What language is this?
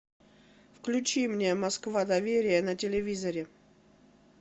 Russian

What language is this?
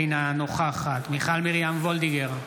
Hebrew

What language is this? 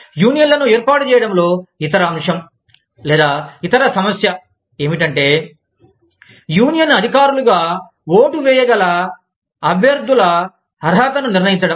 Telugu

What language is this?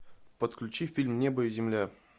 Russian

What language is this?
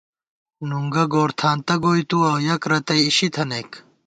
Gawar-Bati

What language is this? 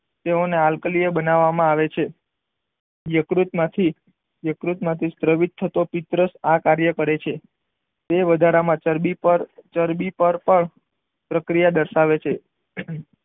Gujarati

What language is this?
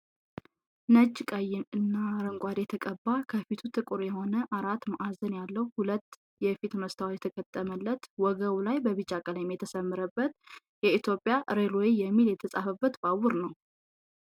Amharic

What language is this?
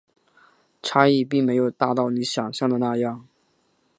Chinese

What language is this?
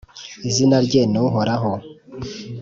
Kinyarwanda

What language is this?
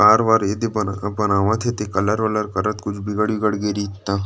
Chhattisgarhi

